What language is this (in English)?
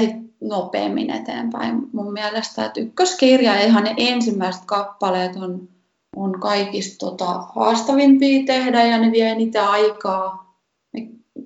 Finnish